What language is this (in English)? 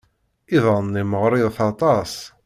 Kabyle